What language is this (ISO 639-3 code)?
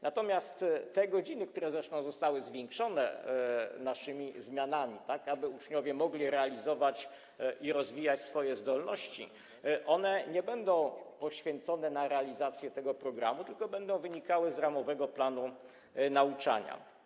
pol